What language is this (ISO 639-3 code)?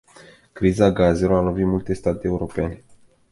ron